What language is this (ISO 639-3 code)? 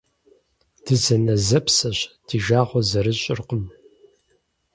kbd